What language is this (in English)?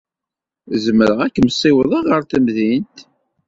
Kabyle